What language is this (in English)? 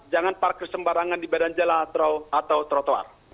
Indonesian